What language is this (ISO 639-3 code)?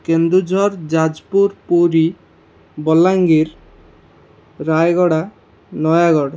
ori